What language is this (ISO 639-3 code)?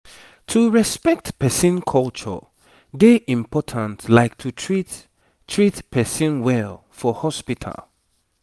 pcm